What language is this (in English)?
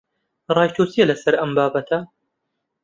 Central Kurdish